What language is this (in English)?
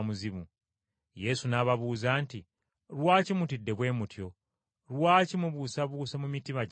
Ganda